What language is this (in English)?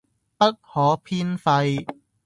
Cantonese